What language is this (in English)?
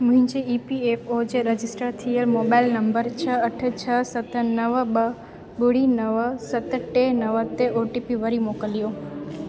Sindhi